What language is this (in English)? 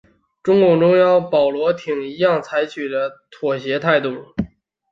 Chinese